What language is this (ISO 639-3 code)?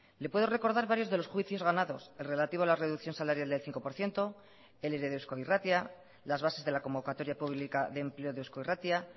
spa